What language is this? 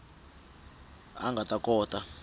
Tsonga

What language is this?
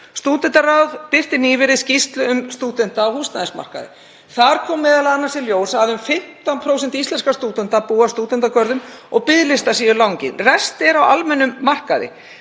Icelandic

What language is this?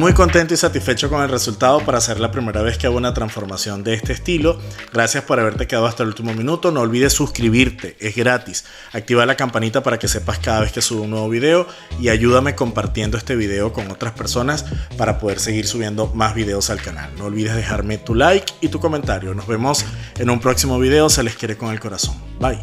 Spanish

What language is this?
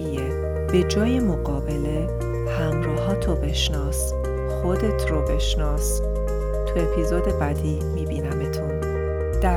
Persian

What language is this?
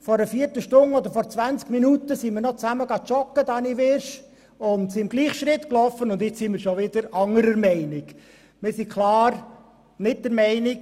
Swiss German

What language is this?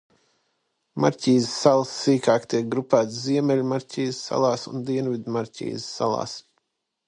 Latvian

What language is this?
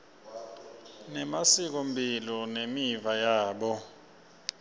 Swati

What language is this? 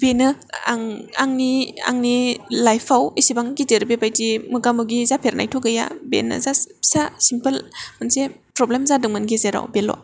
Bodo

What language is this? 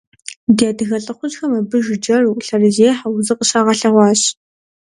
Kabardian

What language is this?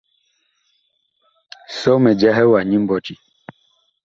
Bakoko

